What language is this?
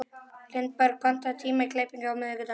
Icelandic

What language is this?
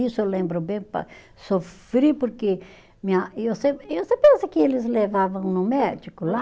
Portuguese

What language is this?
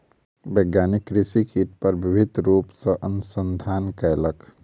Maithili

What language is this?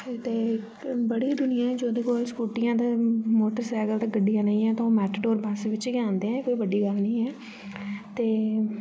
Dogri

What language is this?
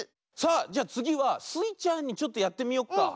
Japanese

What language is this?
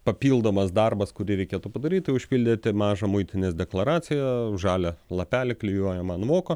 Lithuanian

